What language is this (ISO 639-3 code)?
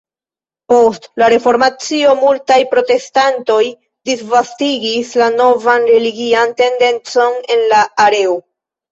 epo